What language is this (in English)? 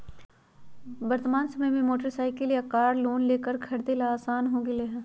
Magahi